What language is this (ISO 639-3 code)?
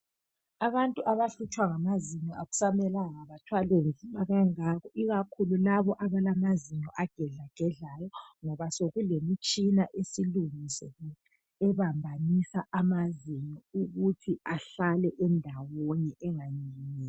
nde